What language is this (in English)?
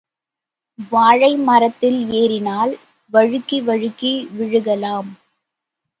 Tamil